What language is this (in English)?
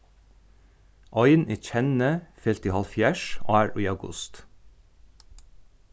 Faroese